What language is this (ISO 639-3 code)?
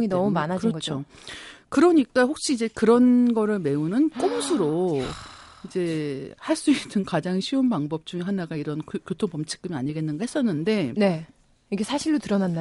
kor